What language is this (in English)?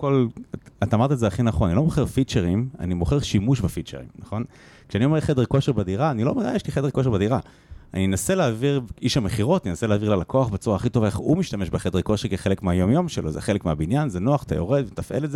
Hebrew